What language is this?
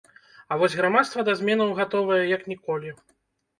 Belarusian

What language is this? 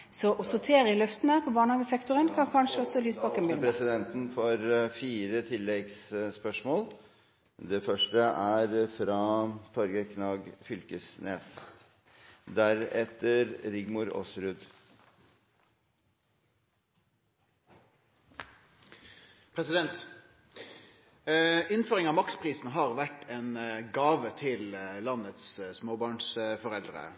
Norwegian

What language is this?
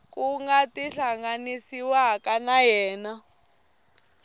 Tsonga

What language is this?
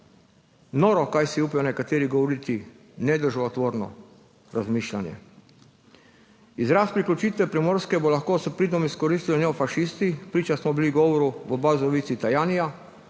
Slovenian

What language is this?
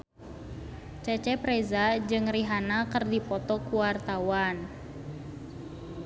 Sundanese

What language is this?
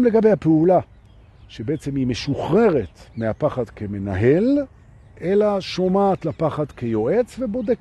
Hebrew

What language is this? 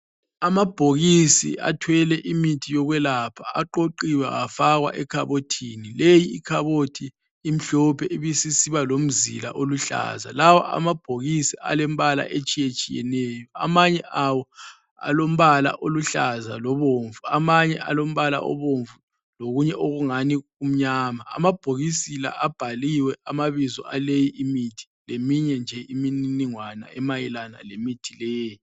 North Ndebele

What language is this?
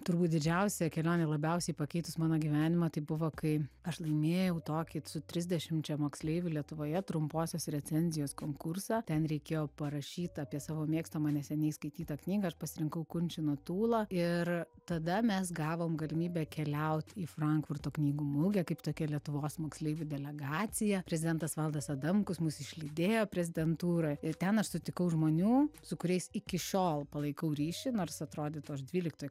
Lithuanian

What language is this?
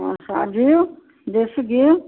Hindi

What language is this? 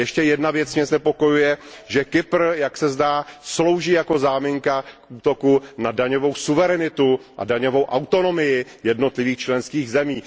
Czech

